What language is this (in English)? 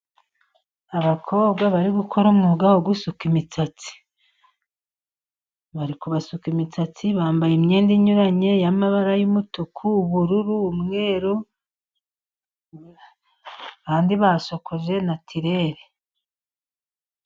Kinyarwanda